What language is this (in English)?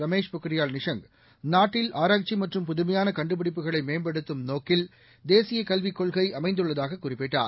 Tamil